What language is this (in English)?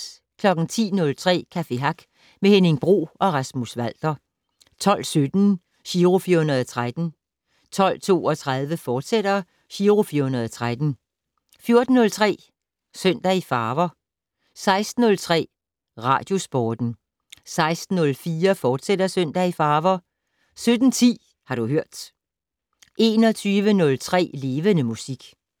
Danish